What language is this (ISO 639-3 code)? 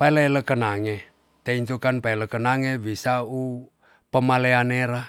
txs